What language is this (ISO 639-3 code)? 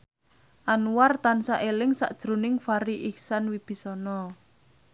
jav